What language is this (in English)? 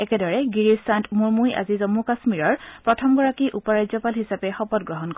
Assamese